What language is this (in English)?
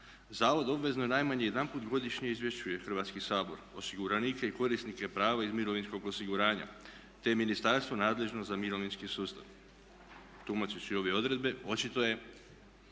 Croatian